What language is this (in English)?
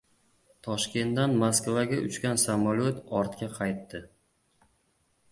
Uzbek